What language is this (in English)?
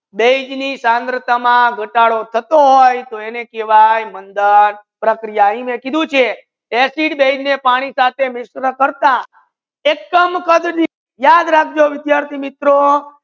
Gujarati